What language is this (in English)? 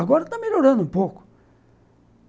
Portuguese